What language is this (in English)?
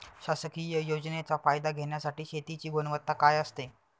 Marathi